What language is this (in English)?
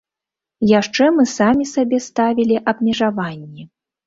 Belarusian